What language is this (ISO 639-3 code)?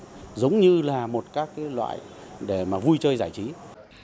vie